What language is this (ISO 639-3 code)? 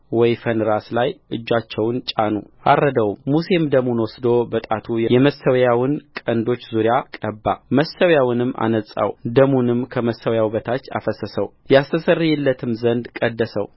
amh